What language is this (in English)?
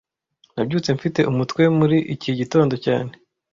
Kinyarwanda